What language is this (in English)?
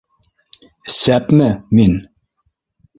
Bashkir